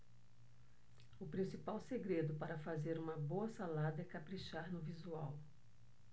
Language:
Portuguese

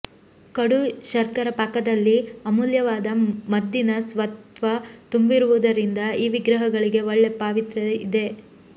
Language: Kannada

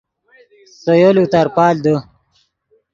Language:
Yidgha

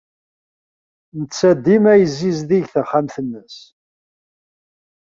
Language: Kabyle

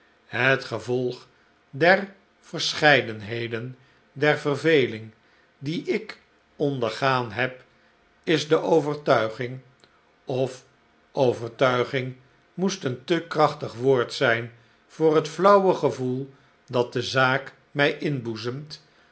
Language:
Dutch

